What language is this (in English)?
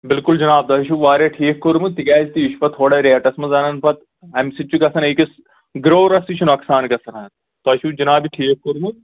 Kashmiri